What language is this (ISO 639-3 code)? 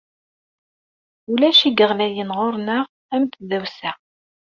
kab